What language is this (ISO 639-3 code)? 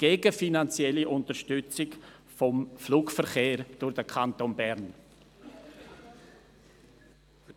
gsw